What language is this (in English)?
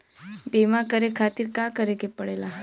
Bhojpuri